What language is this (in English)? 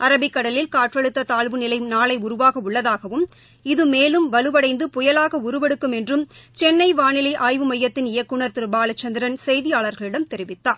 Tamil